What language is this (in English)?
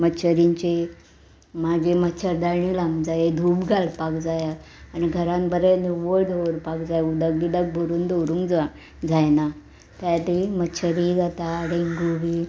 Konkani